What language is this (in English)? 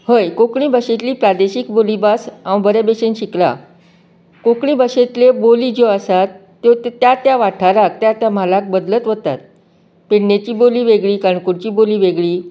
Konkani